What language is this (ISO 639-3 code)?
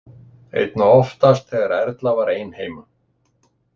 isl